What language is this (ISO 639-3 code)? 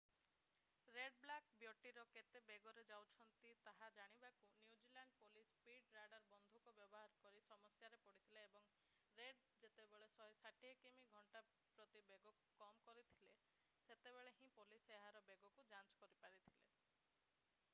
ori